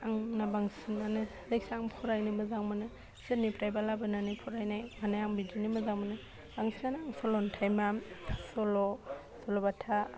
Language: Bodo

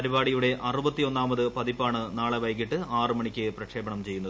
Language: Malayalam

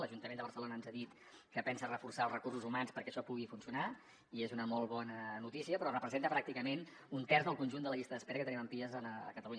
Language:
Catalan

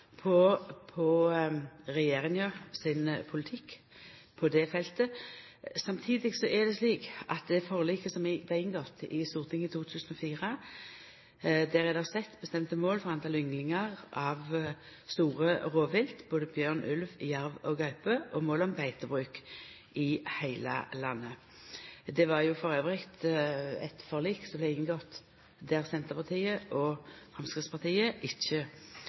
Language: Norwegian Nynorsk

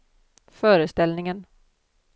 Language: Swedish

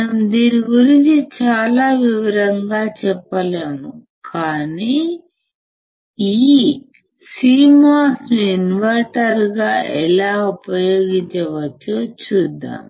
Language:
Telugu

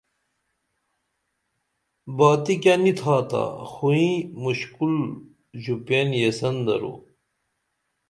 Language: Dameli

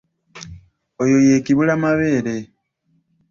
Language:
Ganda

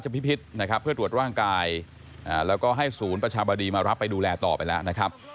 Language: Thai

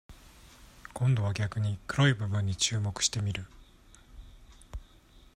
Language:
Japanese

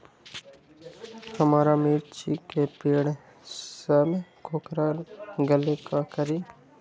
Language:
Magahi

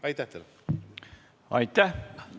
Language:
Estonian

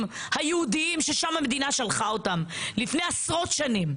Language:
Hebrew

